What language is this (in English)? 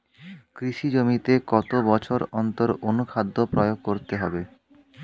Bangla